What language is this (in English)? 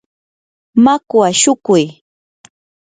Yanahuanca Pasco Quechua